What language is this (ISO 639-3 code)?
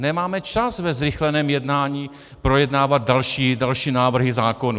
ces